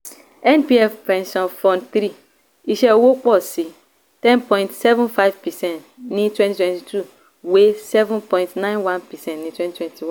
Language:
Yoruba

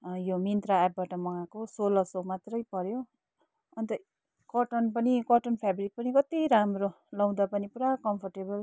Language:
Nepali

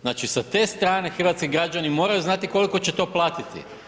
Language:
Croatian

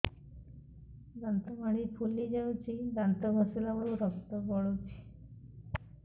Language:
Odia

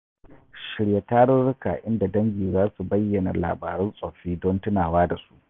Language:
Hausa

